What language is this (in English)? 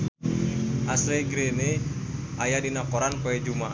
Sundanese